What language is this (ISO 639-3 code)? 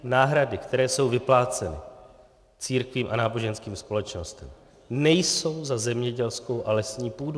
ces